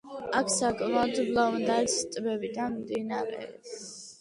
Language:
Georgian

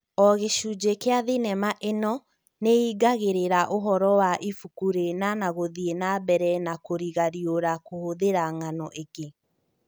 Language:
Kikuyu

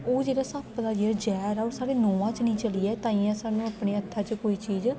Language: Dogri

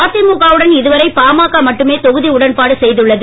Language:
Tamil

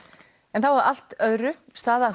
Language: Icelandic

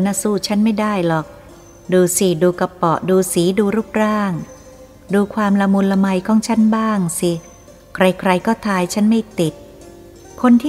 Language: Thai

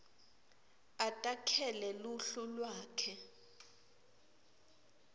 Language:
Swati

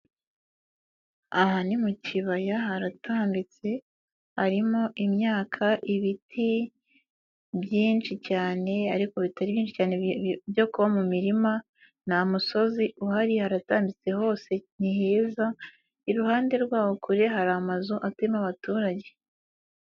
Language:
Kinyarwanda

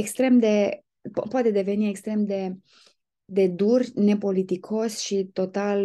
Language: Romanian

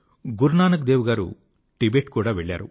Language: Telugu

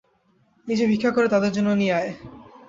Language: Bangla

